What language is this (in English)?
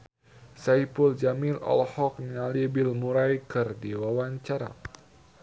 Sundanese